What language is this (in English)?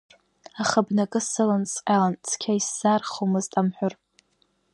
Abkhazian